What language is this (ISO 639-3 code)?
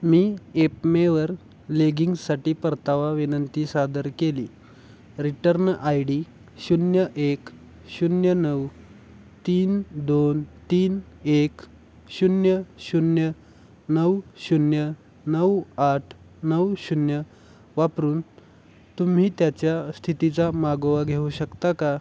mar